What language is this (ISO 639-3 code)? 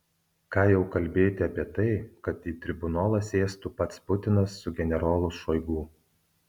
lit